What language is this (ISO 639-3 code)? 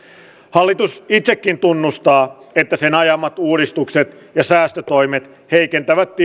fin